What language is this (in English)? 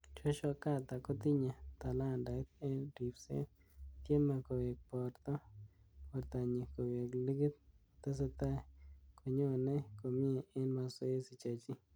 Kalenjin